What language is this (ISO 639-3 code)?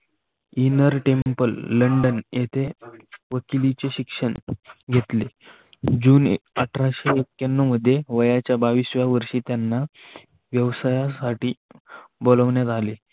mar